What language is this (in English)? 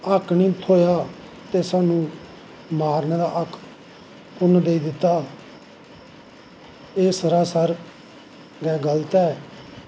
Dogri